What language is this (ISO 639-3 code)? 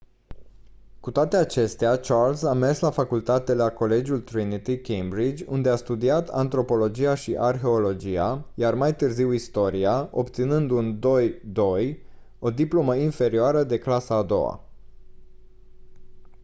ron